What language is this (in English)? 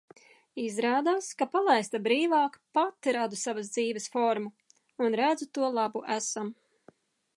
Latvian